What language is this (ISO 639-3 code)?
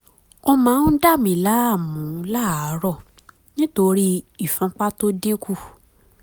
yor